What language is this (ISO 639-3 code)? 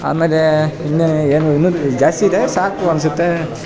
kan